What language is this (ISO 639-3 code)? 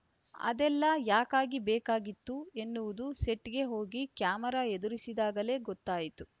kan